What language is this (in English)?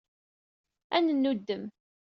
Kabyle